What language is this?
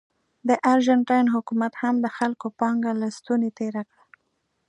Pashto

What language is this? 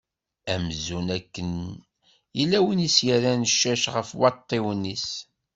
Kabyle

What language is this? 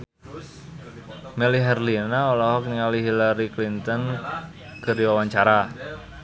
Sundanese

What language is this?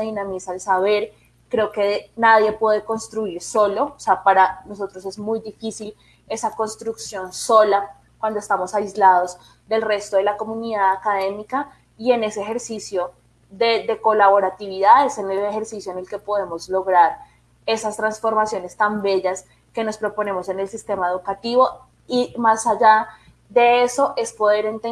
Spanish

